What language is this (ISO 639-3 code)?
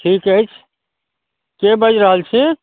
mai